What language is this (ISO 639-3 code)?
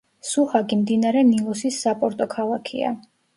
kat